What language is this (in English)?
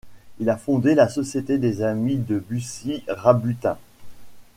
French